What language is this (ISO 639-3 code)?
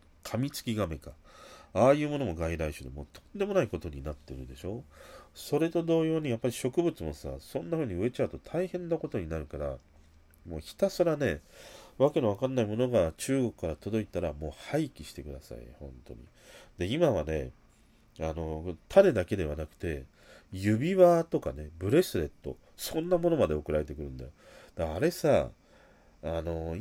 jpn